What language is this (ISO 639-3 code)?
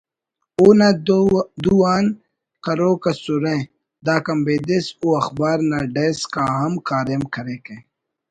brh